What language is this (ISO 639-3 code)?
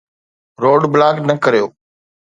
snd